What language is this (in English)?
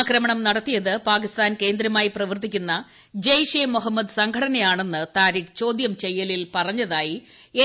Malayalam